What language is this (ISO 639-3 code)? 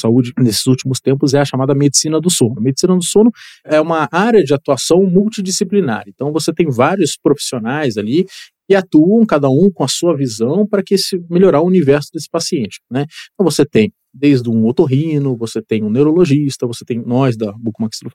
por